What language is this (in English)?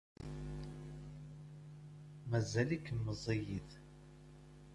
Kabyle